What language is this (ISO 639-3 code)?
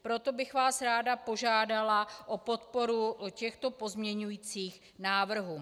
ces